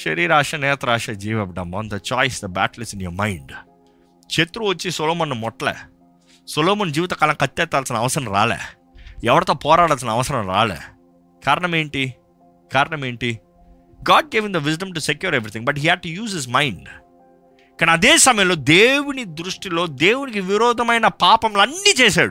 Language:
Telugu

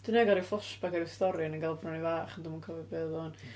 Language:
Welsh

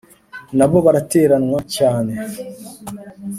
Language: Kinyarwanda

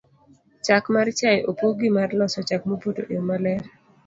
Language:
Luo (Kenya and Tanzania)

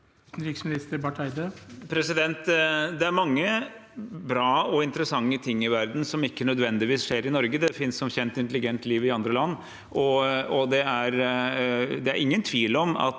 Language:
Norwegian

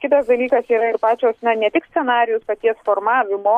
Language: Lithuanian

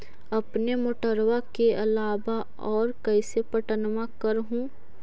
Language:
Magahi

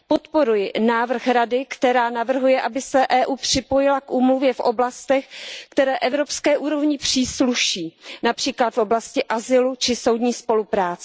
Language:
Czech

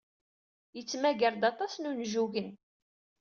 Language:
Kabyle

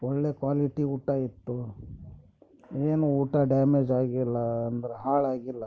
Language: Kannada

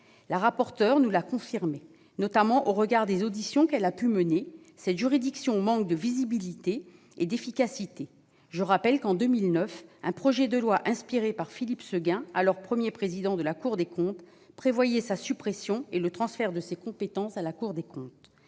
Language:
French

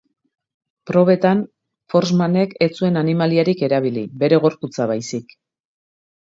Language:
Basque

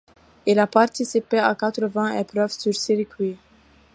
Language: French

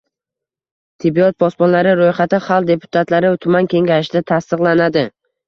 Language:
Uzbek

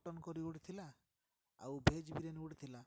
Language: Odia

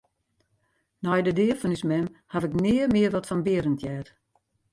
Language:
Western Frisian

